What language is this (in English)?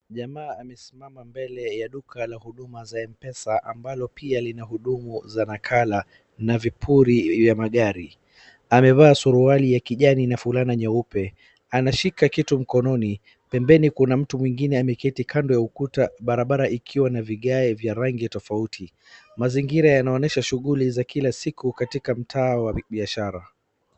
Swahili